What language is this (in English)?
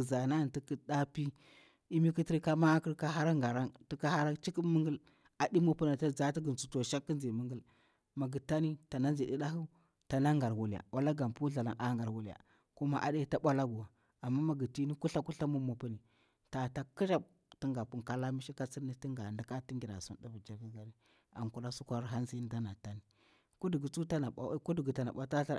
Bura-Pabir